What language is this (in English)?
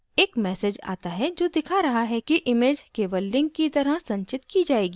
Hindi